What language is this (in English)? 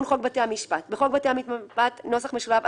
Hebrew